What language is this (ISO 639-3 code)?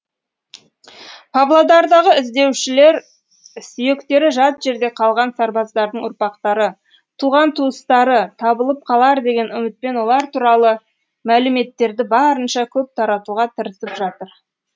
kaz